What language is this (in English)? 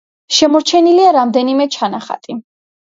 Georgian